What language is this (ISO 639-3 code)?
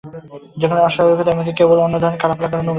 ben